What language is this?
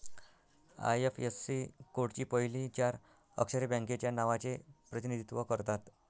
Marathi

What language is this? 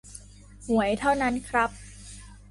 Thai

